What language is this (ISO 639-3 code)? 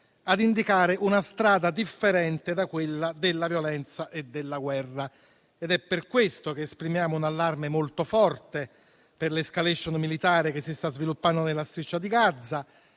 ita